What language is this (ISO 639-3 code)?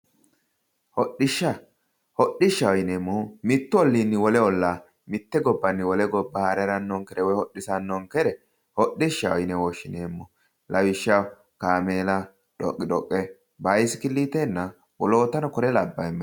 sid